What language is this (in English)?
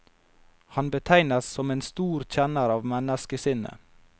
Norwegian